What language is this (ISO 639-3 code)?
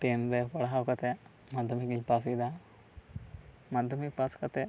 sat